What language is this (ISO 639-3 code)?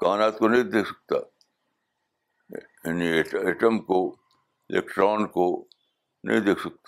urd